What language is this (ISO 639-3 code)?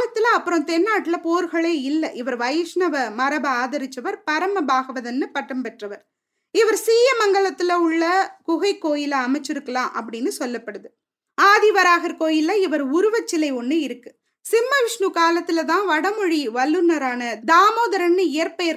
tam